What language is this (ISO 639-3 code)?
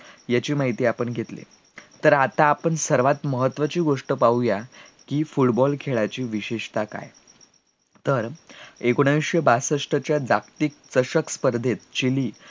mar